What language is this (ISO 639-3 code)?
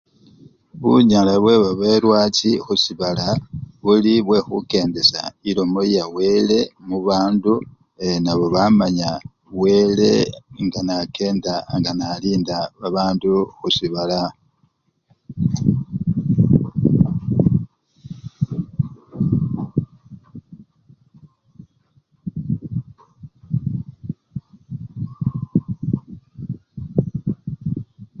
luy